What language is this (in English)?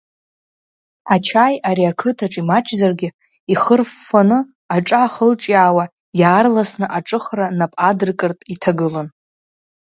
Abkhazian